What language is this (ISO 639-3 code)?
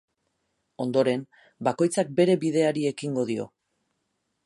eus